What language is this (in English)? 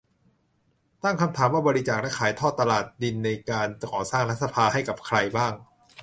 Thai